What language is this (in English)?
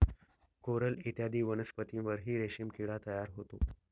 Marathi